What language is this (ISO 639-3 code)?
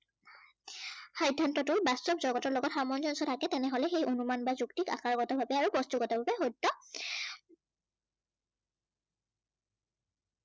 asm